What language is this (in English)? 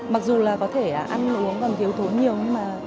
Vietnamese